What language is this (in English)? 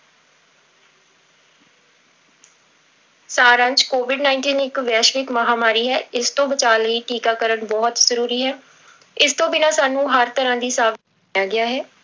Punjabi